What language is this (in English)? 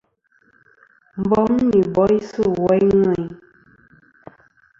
Kom